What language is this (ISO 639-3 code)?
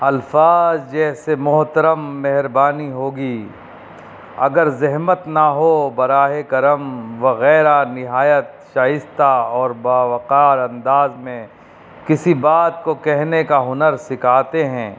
urd